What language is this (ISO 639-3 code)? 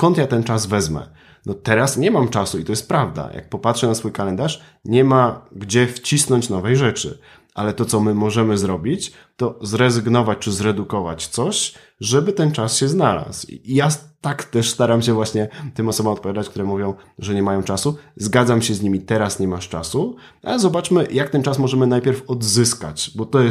pol